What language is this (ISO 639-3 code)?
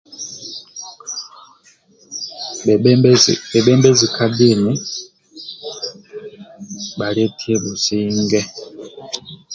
rwm